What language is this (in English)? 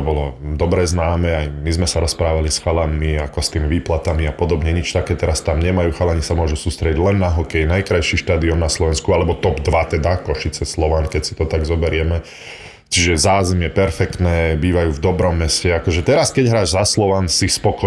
Slovak